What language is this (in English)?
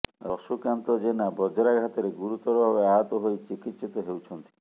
Odia